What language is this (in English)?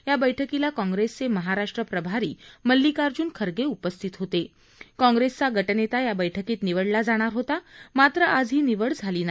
Marathi